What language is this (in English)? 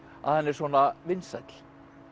Icelandic